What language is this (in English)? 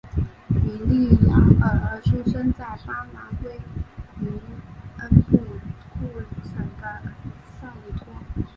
Chinese